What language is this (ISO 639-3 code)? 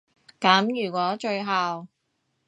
yue